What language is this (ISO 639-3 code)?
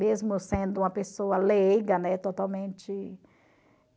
por